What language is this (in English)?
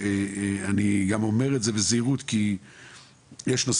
Hebrew